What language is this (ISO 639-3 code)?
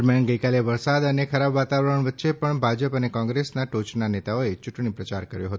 guj